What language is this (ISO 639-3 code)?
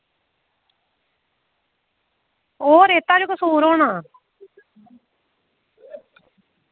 doi